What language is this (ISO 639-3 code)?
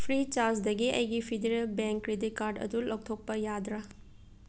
mni